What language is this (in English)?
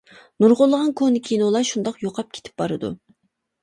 Uyghur